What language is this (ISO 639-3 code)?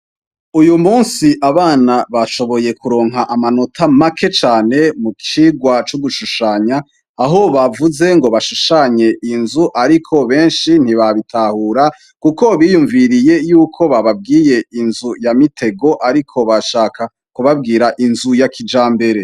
run